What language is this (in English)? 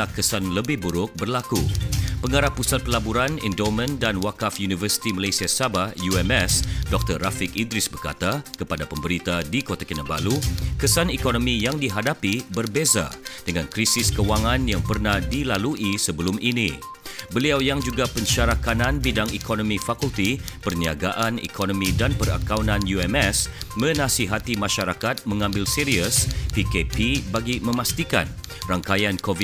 Malay